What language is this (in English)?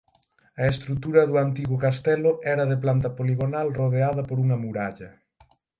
Galician